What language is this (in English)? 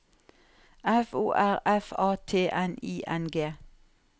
Norwegian